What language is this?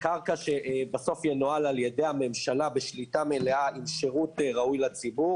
Hebrew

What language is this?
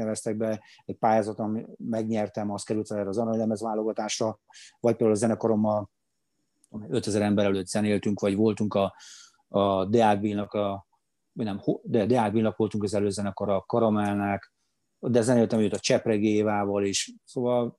Hungarian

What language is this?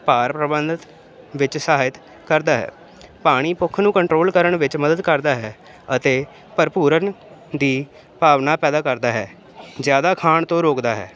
Punjabi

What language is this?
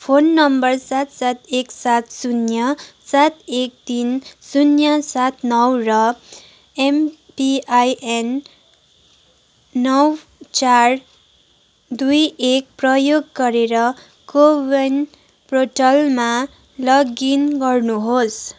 Nepali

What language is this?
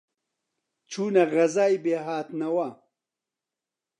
Central Kurdish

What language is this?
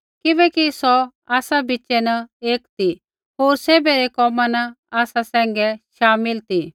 Kullu Pahari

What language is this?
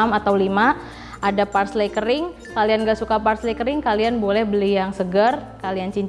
Indonesian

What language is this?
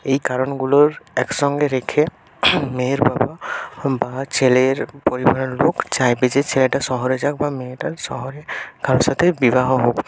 Bangla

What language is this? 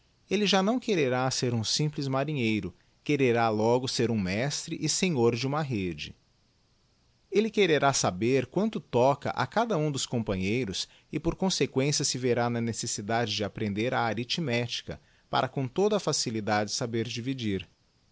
Portuguese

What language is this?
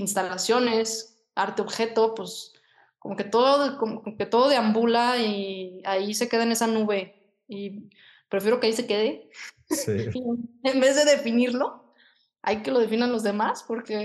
Spanish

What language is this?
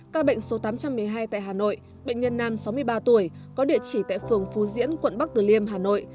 Vietnamese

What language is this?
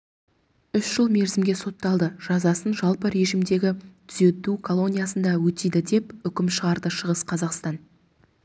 Kazakh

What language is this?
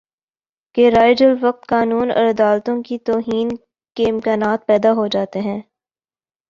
Urdu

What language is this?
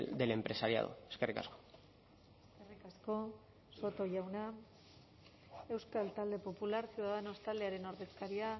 Basque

